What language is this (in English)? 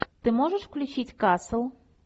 Russian